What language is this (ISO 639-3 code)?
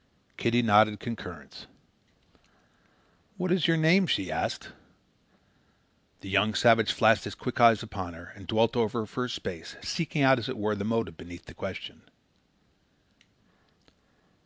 eng